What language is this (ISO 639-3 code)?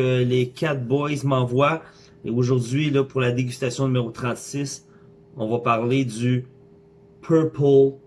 fra